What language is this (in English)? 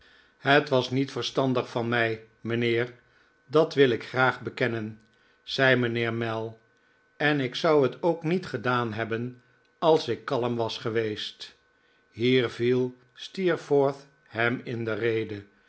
Dutch